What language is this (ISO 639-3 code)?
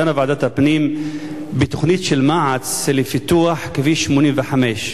heb